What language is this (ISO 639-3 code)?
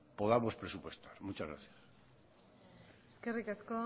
spa